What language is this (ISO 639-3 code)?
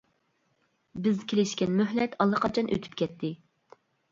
uig